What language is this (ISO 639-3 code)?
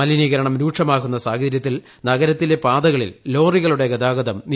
mal